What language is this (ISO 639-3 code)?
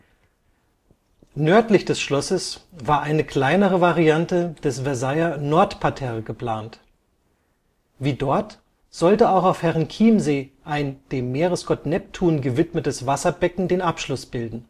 deu